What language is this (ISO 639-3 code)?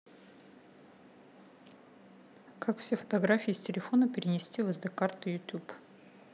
rus